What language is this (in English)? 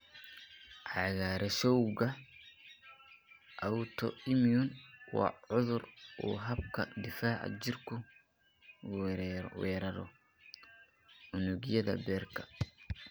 Somali